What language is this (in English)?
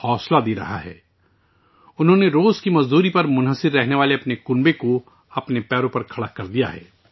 Urdu